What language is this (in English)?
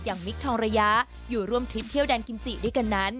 Thai